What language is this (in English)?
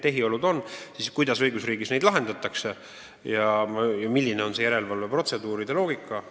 Estonian